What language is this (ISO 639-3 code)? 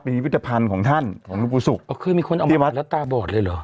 tha